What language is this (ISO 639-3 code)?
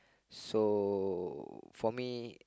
eng